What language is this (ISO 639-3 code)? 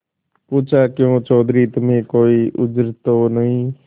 hin